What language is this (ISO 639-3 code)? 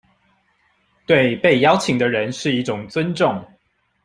zho